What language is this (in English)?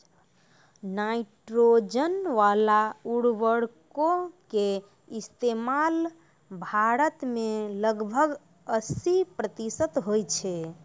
Maithili